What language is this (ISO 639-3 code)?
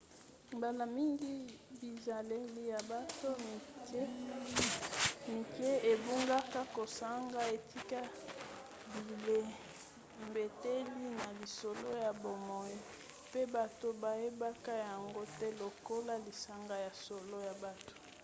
lin